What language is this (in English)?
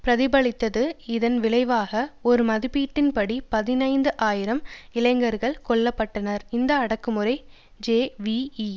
Tamil